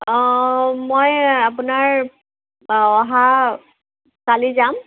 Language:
Assamese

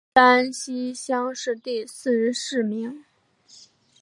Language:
Chinese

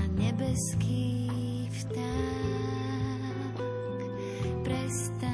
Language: Slovak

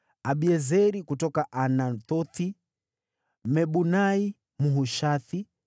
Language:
Swahili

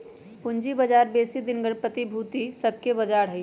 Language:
Magahi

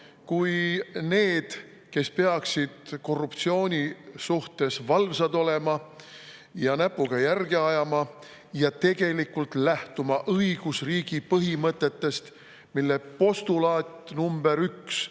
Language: Estonian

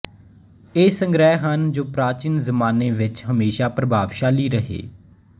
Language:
Punjabi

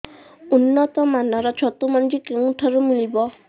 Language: Odia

